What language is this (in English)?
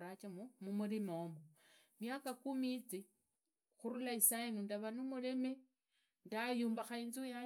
Idakho-Isukha-Tiriki